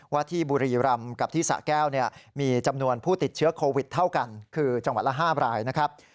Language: Thai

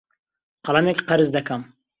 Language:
Central Kurdish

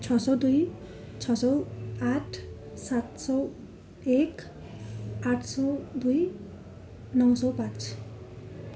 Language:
Nepali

